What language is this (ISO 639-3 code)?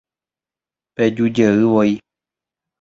grn